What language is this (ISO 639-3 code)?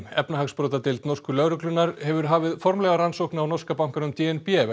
isl